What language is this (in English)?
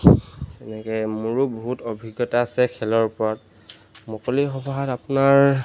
Assamese